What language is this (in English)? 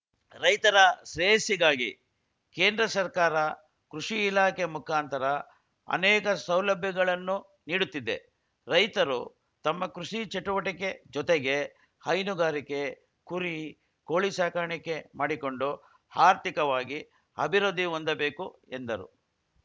Kannada